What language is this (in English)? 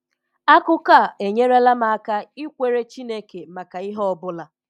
Igbo